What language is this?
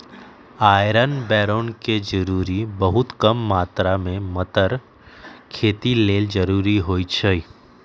Magahi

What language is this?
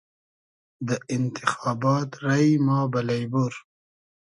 Hazaragi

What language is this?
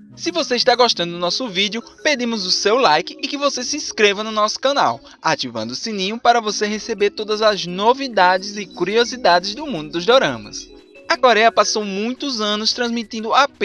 Portuguese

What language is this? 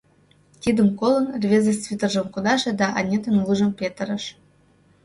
Mari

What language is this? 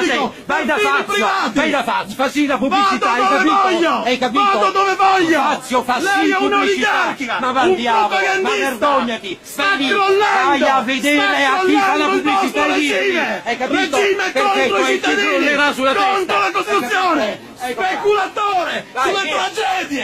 Italian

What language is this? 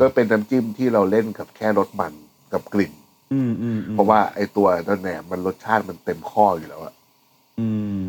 Thai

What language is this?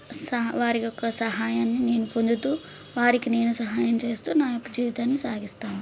Telugu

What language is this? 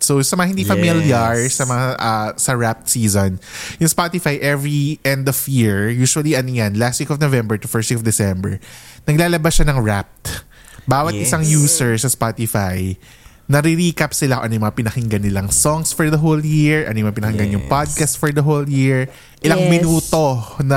Filipino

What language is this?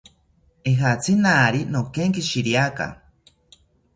South Ucayali Ashéninka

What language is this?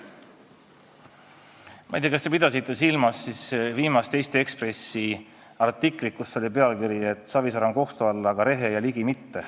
Estonian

